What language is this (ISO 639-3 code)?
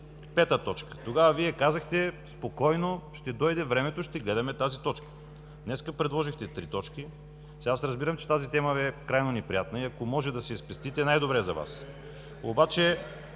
bul